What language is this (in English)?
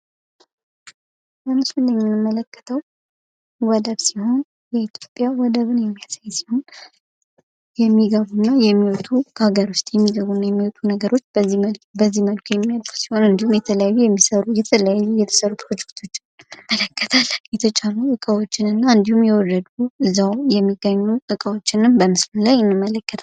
Amharic